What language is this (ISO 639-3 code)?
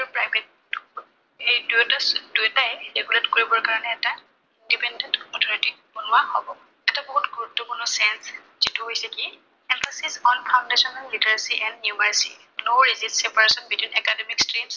asm